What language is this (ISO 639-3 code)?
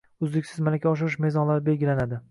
uzb